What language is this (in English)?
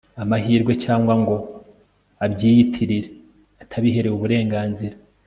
Kinyarwanda